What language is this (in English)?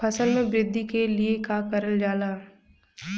Bhojpuri